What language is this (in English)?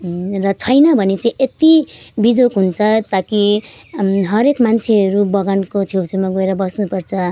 Nepali